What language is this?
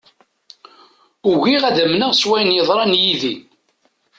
Kabyle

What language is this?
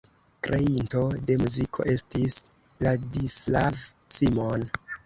Esperanto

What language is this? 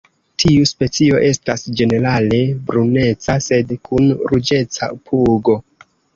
Esperanto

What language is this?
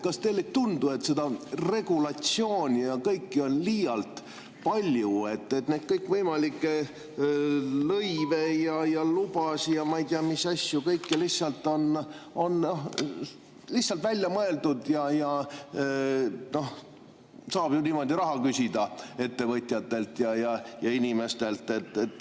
Estonian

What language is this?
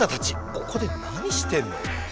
Japanese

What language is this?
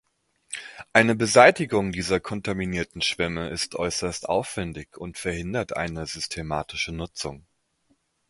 German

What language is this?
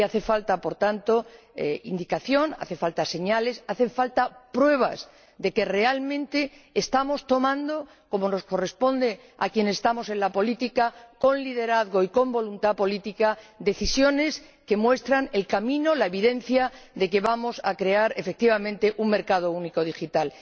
Spanish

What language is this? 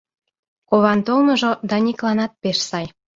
Mari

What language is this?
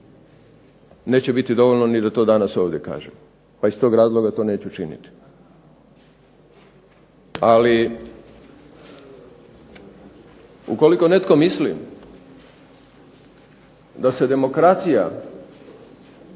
Croatian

